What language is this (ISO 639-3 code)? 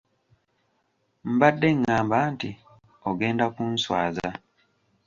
lug